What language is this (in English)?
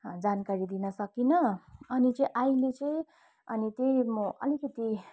Nepali